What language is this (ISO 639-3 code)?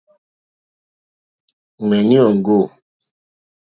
bri